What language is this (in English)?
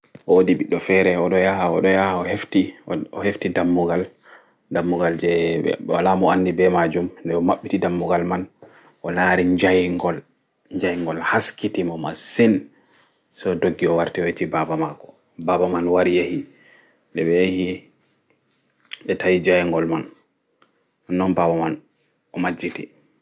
Fula